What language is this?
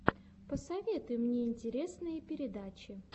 Russian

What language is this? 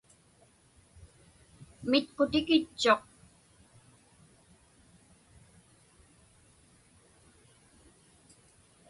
Inupiaq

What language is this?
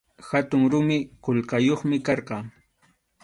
Arequipa-La Unión Quechua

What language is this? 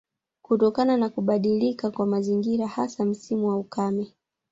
Swahili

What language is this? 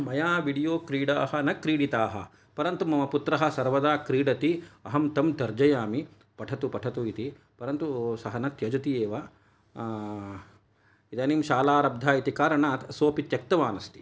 Sanskrit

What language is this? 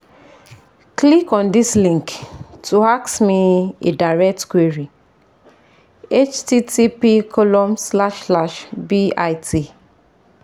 Yoruba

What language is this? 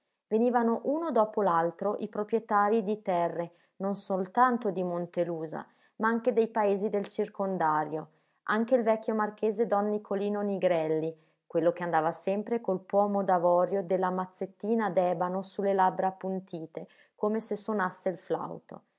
Italian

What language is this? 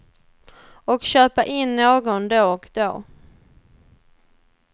Swedish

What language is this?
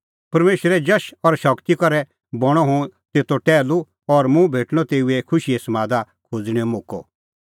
Kullu Pahari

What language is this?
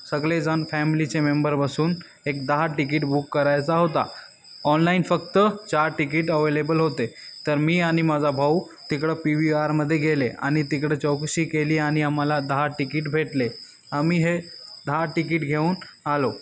Marathi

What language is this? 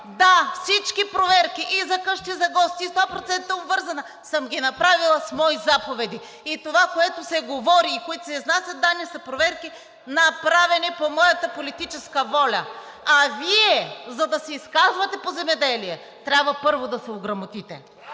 Bulgarian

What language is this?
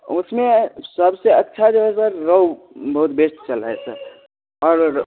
Hindi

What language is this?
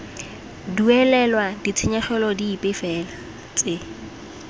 Tswana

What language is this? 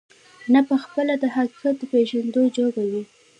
Pashto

